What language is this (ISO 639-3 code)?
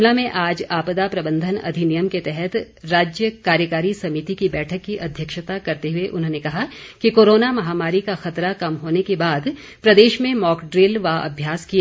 hin